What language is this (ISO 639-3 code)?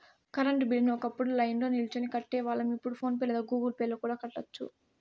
tel